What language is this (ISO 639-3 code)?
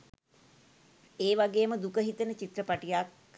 sin